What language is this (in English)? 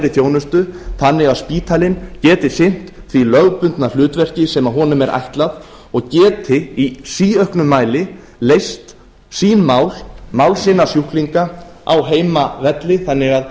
Icelandic